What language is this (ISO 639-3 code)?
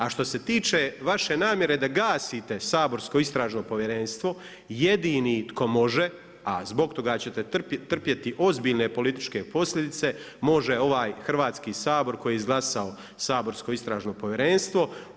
hrv